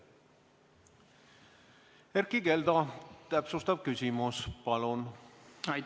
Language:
Estonian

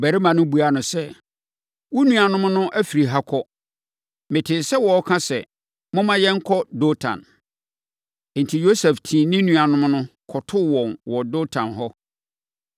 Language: Akan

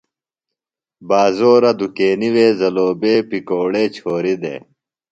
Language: Phalura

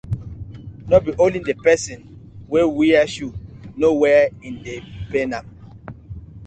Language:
Nigerian Pidgin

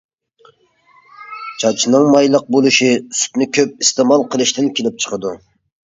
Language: Uyghur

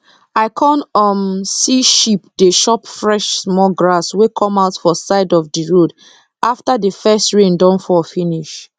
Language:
Nigerian Pidgin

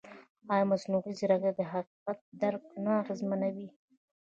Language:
Pashto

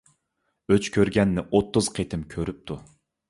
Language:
Uyghur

